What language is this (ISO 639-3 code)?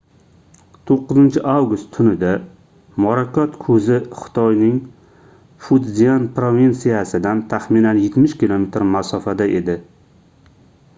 uzb